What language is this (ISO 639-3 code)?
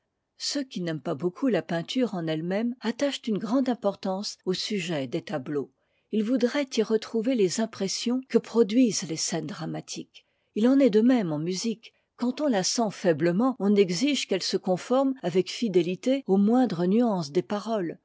fra